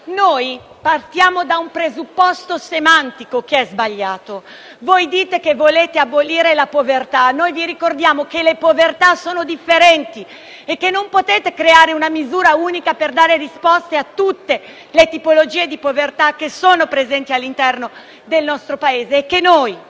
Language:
Italian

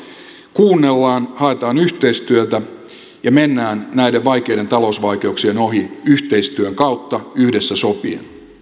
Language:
Finnish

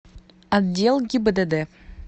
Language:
Russian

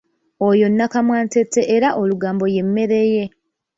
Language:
Ganda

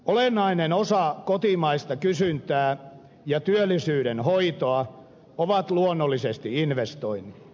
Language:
Finnish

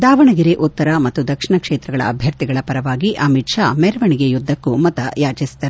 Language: Kannada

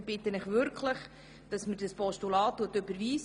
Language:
Swiss German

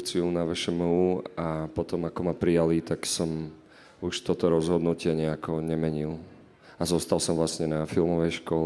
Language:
Slovak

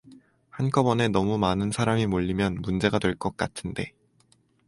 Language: Korean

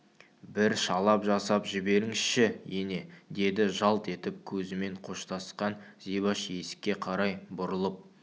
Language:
Kazakh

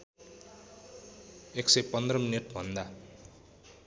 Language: Nepali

